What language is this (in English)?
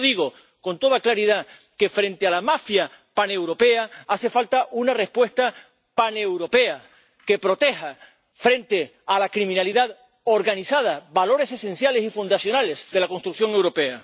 Spanish